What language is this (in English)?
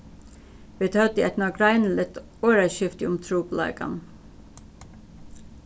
Faroese